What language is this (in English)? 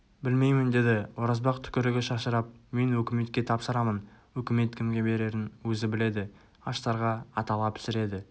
Kazakh